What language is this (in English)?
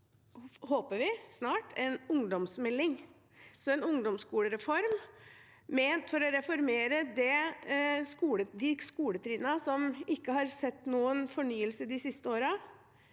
Norwegian